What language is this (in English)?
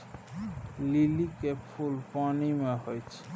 Maithili